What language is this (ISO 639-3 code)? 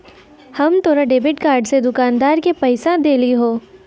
mai